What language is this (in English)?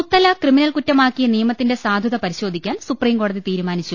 Malayalam